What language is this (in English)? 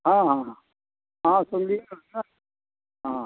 Maithili